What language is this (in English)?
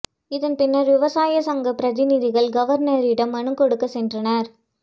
Tamil